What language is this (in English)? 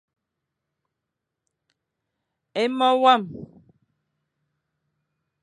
Fang